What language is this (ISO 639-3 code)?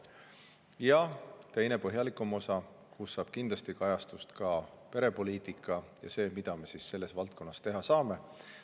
est